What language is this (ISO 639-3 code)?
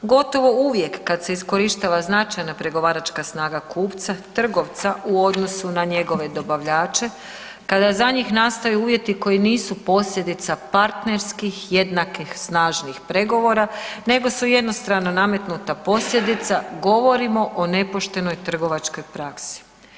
hrv